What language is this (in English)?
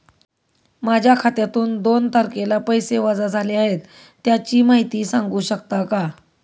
Marathi